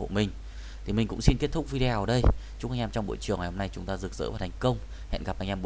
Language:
Vietnamese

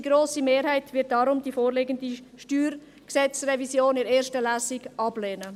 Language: Swiss German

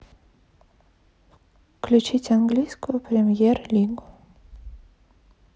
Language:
Russian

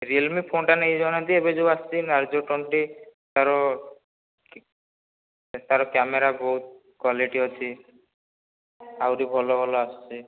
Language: Odia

